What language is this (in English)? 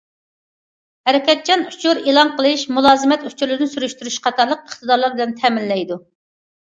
Uyghur